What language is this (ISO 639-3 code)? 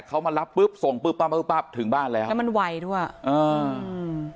tha